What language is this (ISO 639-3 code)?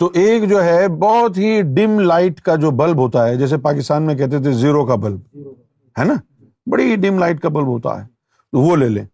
urd